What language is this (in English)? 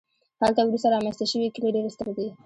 Pashto